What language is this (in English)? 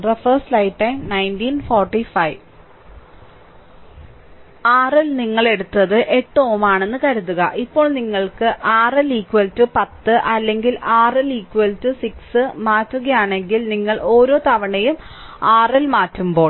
Malayalam